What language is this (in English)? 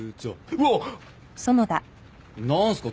Japanese